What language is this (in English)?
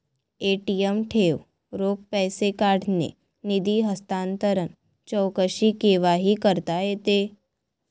Marathi